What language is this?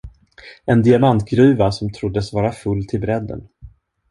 Swedish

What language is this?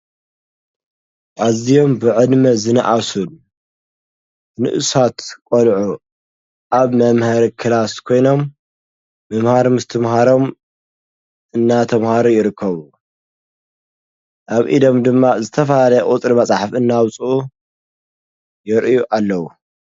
Tigrinya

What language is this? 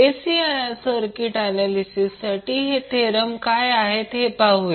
Marathi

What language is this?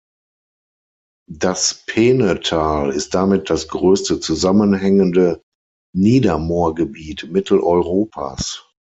German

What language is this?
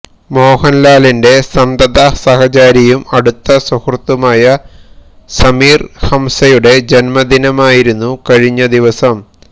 Malayalam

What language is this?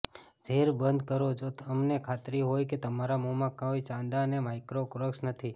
Gujarati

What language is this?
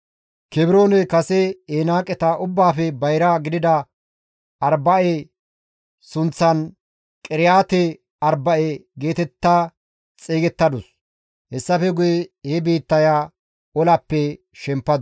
Gamo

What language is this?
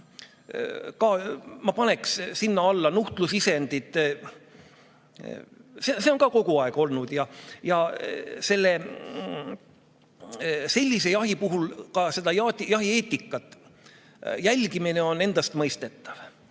Estonian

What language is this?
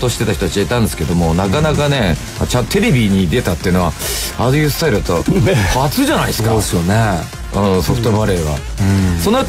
Japanese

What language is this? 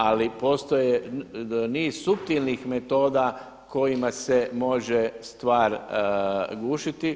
Croatian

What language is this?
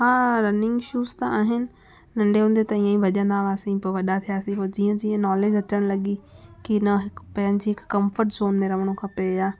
Sindhi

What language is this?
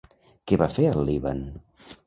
Catalan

